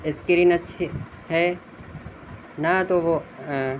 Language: Urdu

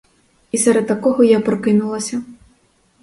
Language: Ukrainian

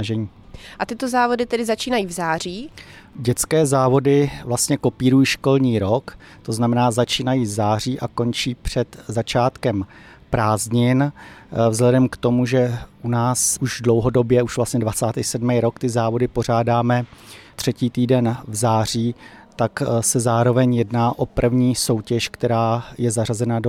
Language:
Czech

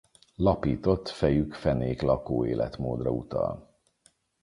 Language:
Hungarian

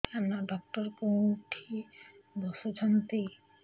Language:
Odia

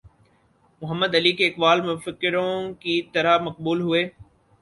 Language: Urdu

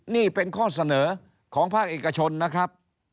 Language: Thai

